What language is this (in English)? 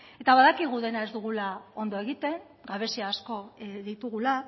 Basque